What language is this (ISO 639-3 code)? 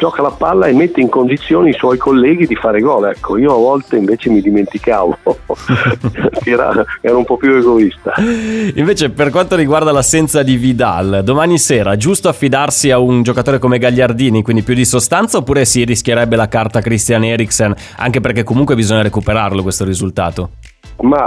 ita